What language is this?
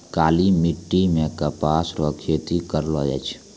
Maithili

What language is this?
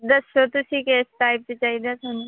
Punjabi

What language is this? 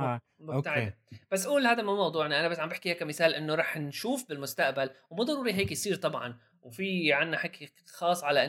Arabic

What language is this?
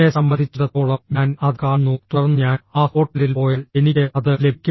Malayalam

